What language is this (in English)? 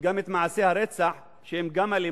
Hebrew